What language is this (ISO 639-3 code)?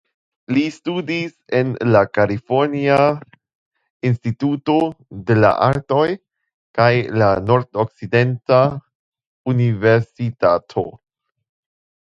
epo